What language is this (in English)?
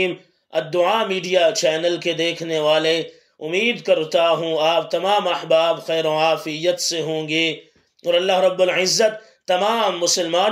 Arabic